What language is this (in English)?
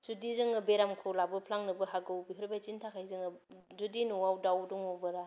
Bodo